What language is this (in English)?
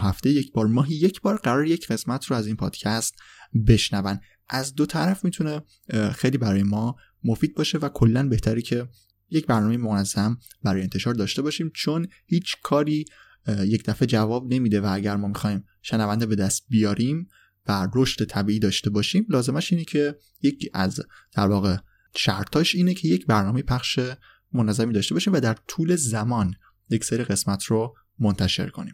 Persian